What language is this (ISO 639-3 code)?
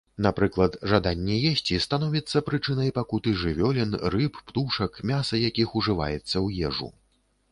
bel